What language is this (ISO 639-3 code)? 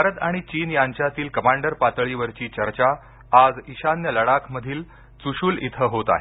mar